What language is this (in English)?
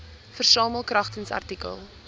Afrikaans